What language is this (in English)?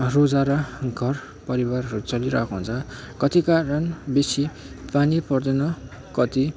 Nepali